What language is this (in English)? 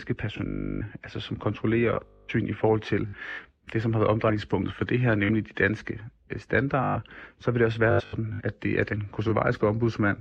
Danish